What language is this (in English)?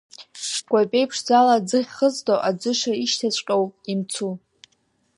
Abkhazian